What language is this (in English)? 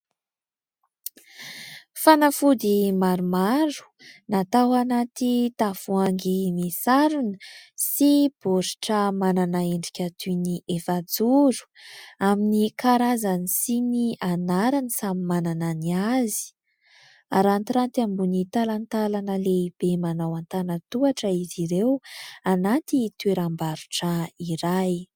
Malagasy